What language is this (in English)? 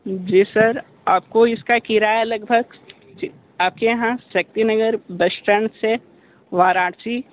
Hindi